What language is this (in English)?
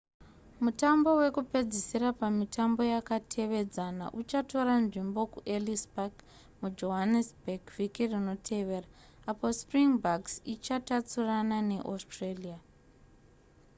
Shona